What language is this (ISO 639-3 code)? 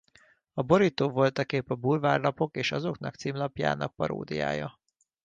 hun